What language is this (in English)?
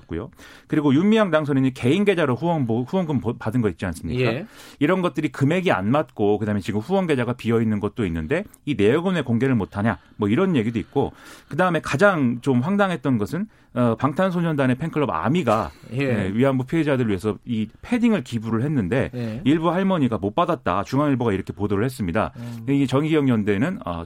Korean